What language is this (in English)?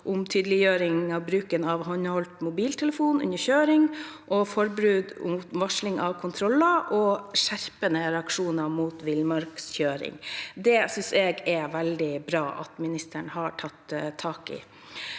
Norwegian